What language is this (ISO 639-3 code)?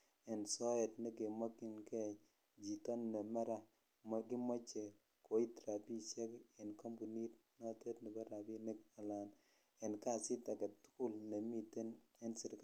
kln